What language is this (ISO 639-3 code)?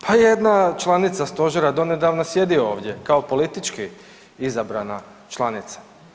hrv